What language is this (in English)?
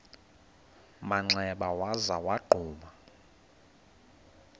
Xhosa